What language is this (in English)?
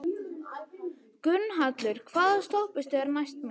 Icelandic